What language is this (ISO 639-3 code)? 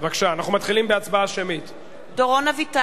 heb